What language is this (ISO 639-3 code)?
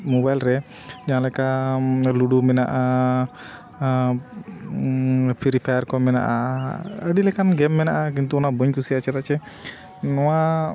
sat